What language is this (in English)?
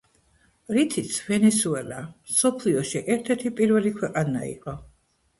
Georgian